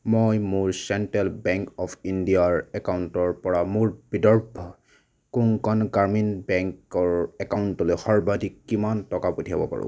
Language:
Assamese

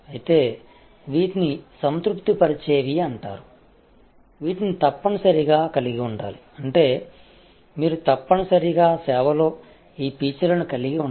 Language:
Telugu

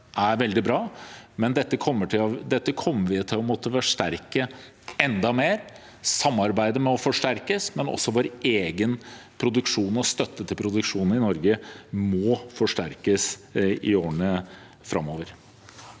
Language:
Norwegian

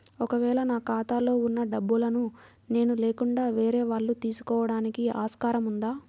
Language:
Telugu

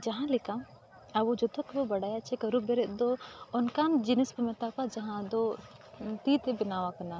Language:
Santali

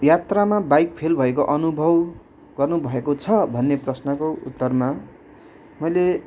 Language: Nepali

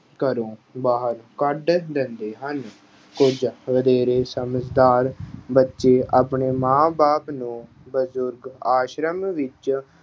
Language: Punjabi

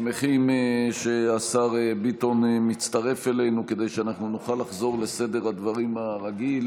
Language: Hebrew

